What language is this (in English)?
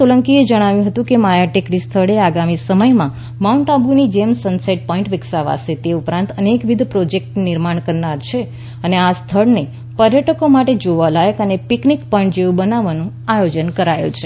Gujarati